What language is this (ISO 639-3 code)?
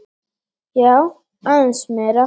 isl